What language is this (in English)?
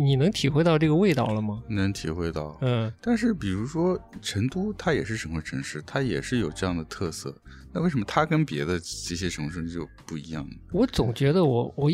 Chinese